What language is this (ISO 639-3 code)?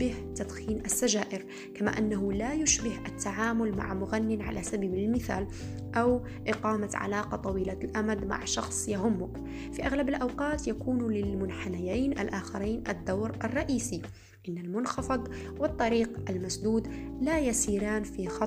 ara